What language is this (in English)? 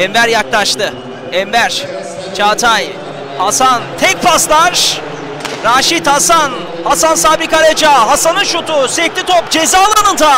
Turkish